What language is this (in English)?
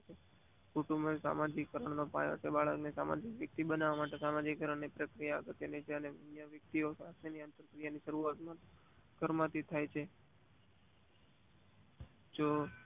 Gujarati